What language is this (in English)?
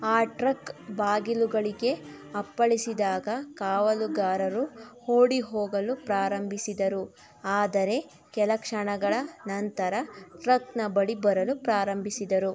Kannada